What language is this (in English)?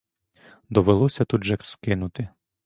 Ukrainian